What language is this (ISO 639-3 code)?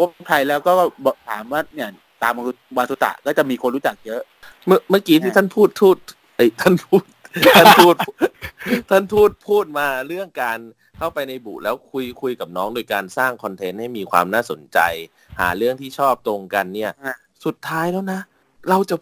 tha